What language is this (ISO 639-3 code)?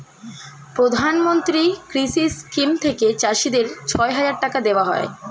ben